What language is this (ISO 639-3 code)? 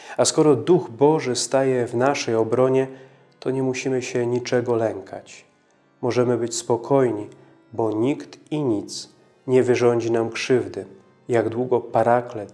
pol